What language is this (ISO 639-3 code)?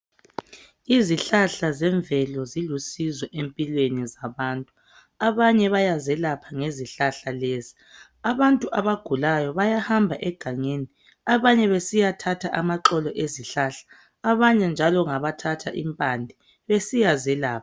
nde